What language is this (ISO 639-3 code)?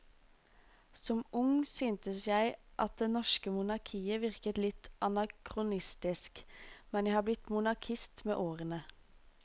nor